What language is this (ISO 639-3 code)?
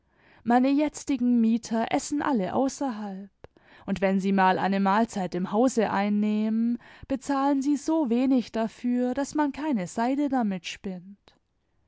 deu